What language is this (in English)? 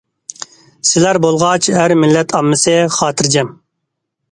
Uyghur